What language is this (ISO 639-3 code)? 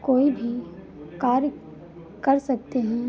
hin